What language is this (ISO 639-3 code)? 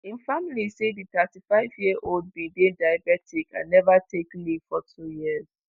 pcm